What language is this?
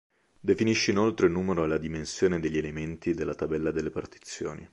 Italian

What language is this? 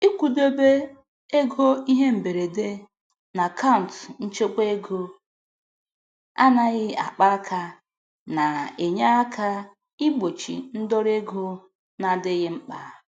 Igbo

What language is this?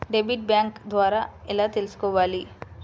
Telugu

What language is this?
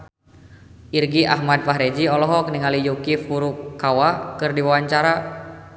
Sundanese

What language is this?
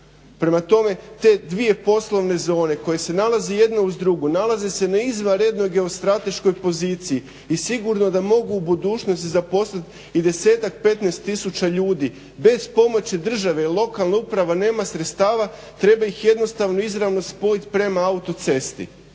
Croatian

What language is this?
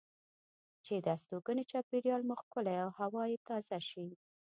Pashto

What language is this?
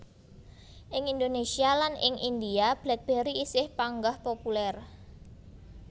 Javanese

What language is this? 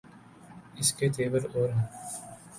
Urdu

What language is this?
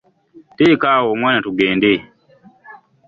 Ganda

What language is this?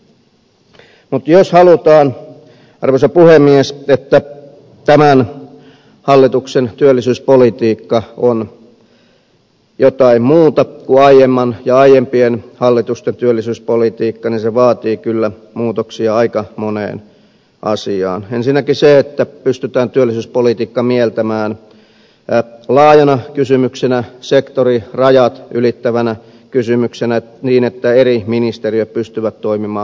Finnish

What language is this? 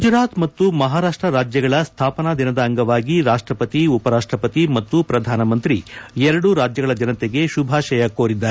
Kannada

